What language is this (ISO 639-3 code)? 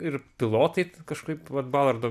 lit